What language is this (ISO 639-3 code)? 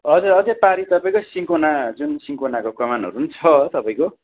nep